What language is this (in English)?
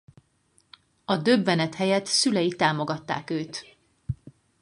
Hungarian